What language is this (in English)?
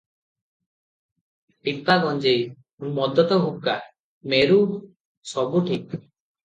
Odia